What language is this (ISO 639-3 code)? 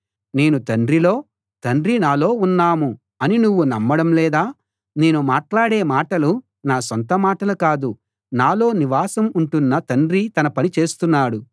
tel